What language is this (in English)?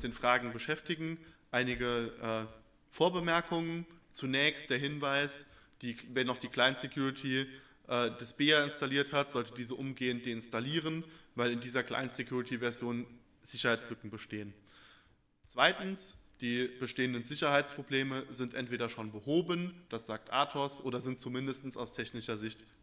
German